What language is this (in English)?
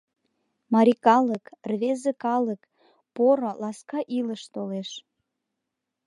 Mari